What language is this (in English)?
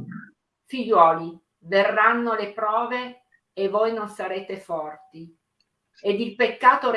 Italian